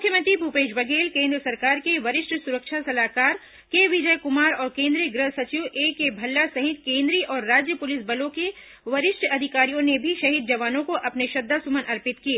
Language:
Hindi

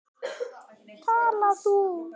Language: Icelandic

